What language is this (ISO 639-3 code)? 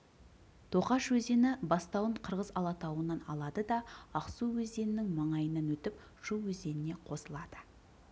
kaz